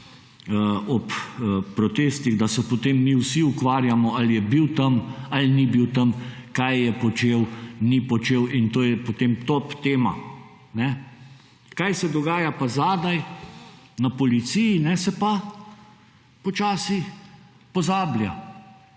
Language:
Slovenian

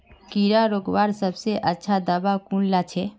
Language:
Magahi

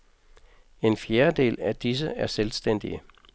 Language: Danish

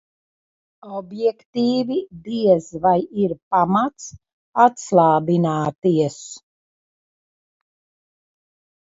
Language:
Latvian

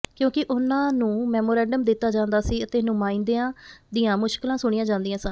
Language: Punjabi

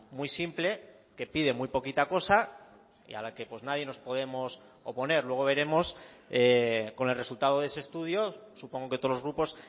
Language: Spanish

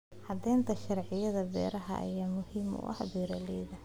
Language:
Somali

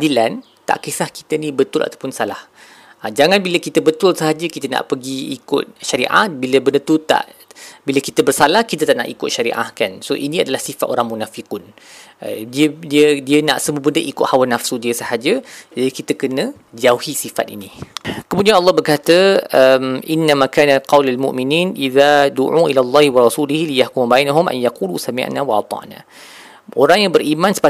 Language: Malay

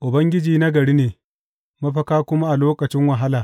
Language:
Hausa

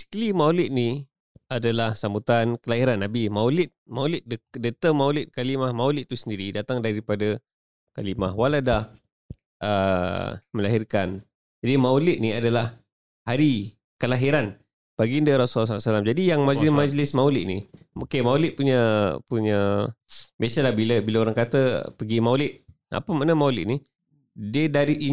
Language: Malay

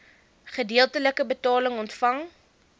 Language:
Afrikaans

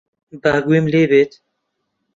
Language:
Central Kurdish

